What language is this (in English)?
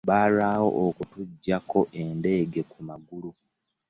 Ganda